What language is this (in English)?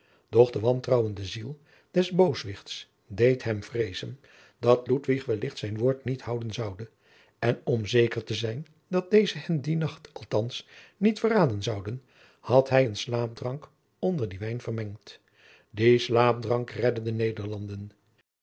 Dutch